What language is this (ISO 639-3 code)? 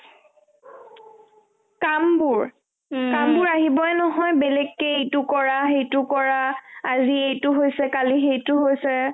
asm